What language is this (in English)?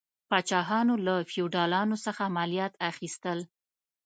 Pashto